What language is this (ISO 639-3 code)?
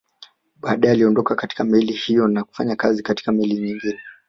swa